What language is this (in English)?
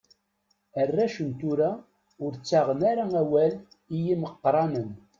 Kabyle